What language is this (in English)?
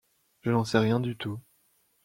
French